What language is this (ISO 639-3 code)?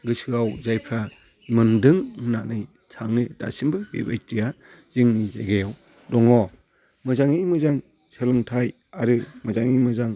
brx